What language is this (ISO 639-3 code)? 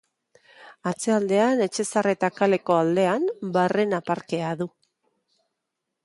eus